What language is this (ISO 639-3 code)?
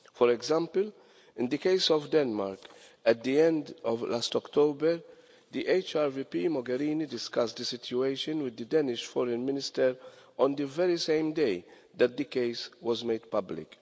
eng